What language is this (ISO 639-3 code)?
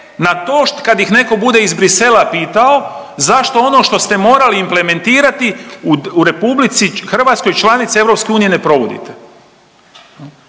hrv